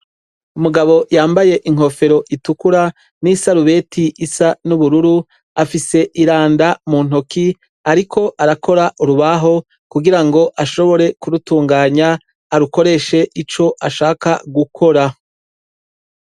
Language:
Rundi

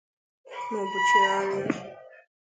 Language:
Igbo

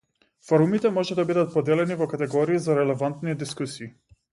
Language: Macedonian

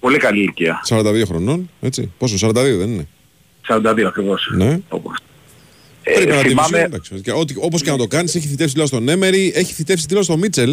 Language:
Greek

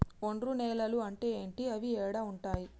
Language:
Telugu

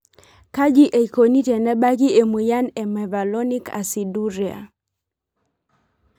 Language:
Masai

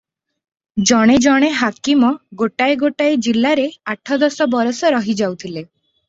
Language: Odia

